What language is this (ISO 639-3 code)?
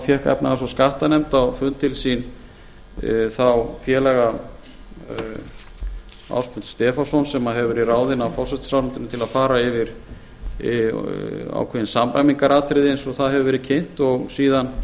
isl